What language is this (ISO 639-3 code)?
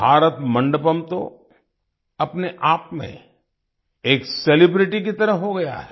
hin